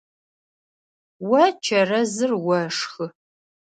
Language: Adyghe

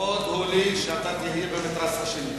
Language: Hebrew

